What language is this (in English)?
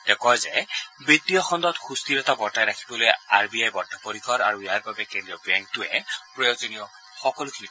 Assamese